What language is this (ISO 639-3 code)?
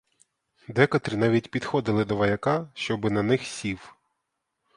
ukr